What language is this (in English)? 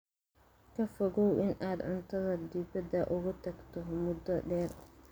Somali